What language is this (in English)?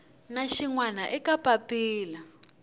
Tsonga